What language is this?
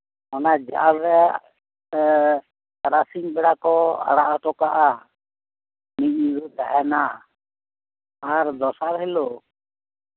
Santali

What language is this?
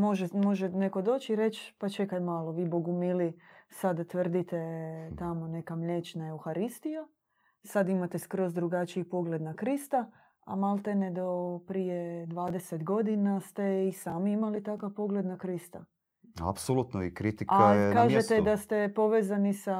Croatian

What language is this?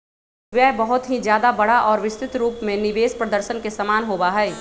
Magahi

